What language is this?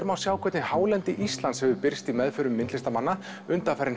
Icelandic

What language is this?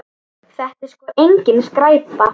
Icelandic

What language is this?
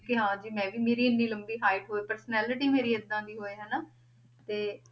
Punjabi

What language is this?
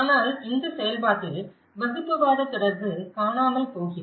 Tamil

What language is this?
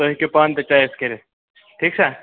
Kashmiri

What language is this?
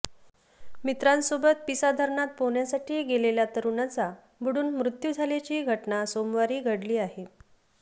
Marathi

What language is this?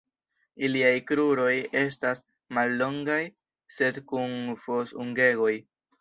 Esperanto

